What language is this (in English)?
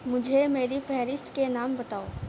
Urdu